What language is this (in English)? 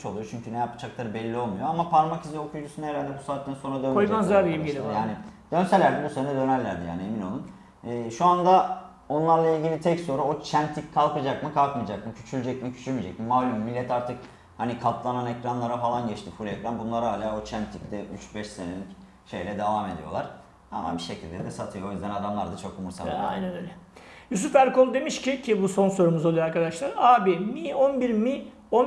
Turkish